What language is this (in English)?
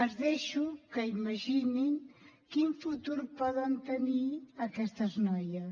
Catalan